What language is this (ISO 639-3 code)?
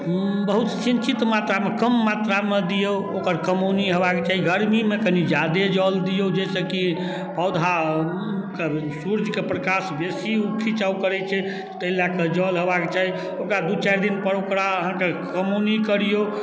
mai